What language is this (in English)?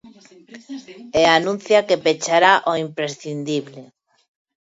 Galician